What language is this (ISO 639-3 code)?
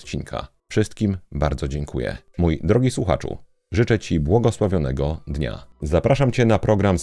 pol